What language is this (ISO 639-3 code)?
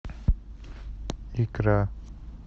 rus